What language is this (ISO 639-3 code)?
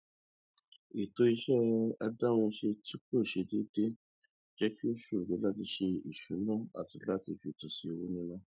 yor